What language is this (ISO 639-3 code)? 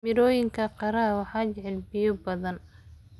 som